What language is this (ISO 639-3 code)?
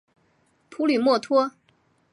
zho